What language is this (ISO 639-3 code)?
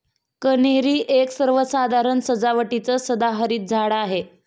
mar